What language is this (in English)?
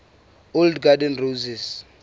Southern Sotho